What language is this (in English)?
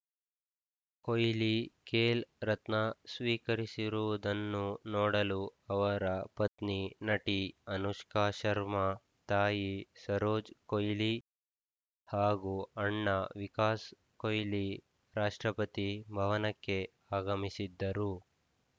Kannada